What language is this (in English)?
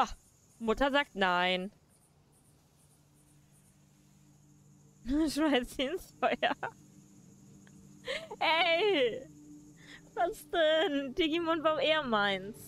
German